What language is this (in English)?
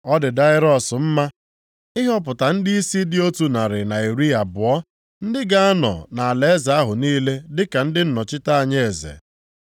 Igbo